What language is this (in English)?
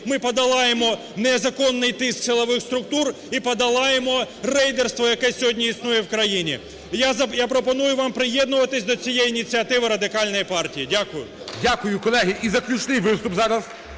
Ukrainian